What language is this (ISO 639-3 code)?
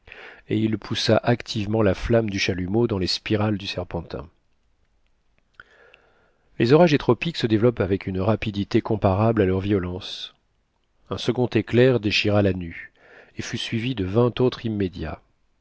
fra